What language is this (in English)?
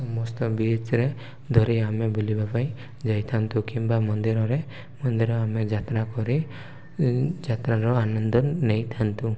Odia